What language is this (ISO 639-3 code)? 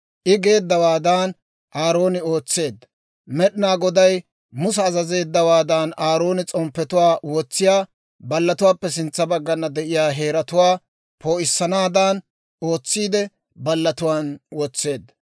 dwr